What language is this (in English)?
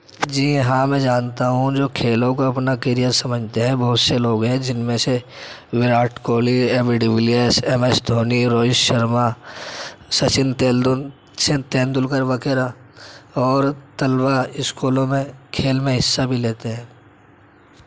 Urdu